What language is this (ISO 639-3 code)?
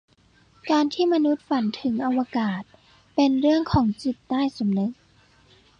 tha